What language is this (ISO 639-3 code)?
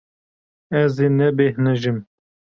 kur